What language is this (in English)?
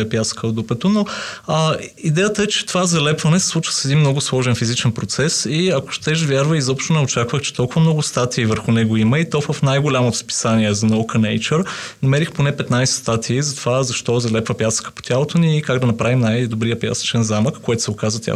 Bulgarian